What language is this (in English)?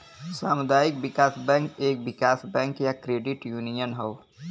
Bhojpuri